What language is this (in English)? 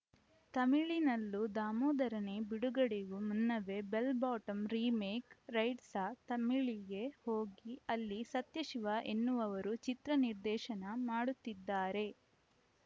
Kannada